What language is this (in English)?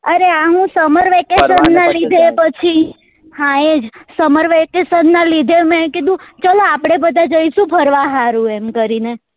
Gujarati